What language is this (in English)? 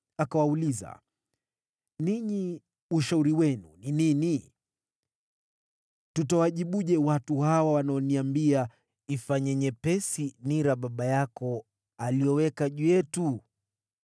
Swahili